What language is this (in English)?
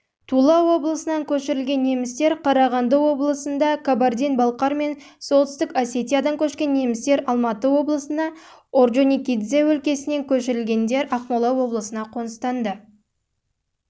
Kazakh